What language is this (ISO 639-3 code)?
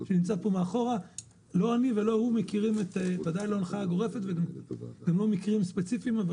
heb